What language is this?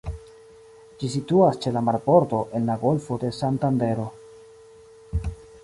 Esperanto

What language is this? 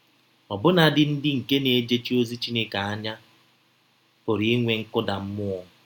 Igbo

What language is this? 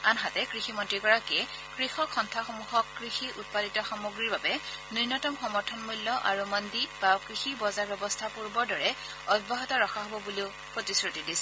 Assamese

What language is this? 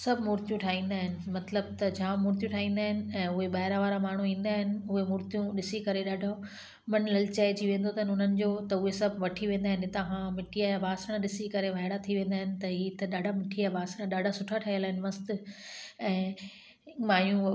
Sindhi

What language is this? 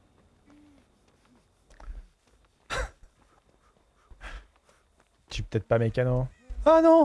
French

